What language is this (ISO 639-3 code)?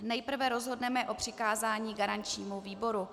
ces